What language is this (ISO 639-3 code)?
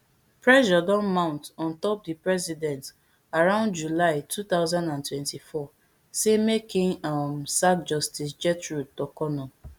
pcm